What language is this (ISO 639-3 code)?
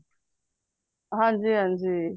pan